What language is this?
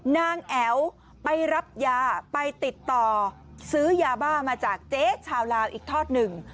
Thai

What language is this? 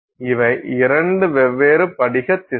Tamil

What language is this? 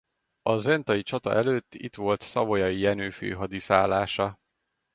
Hungarian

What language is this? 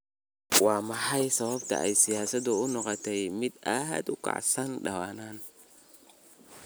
Somali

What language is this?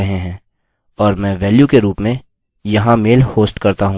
Hindi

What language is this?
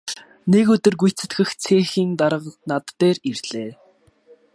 Mongolian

